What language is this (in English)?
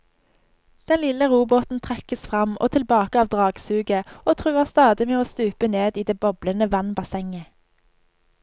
Norwegian